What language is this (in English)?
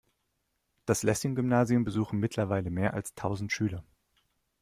German